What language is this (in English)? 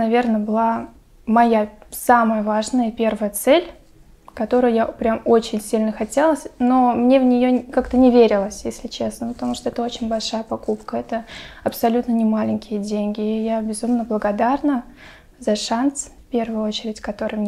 Russian